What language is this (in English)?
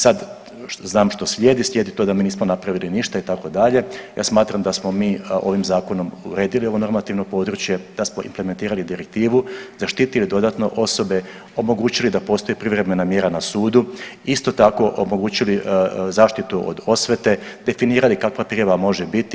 Croatian